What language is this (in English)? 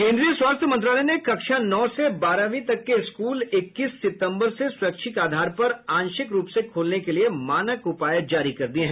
Hindi